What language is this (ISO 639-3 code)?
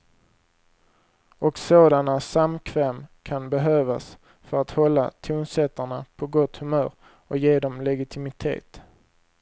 swe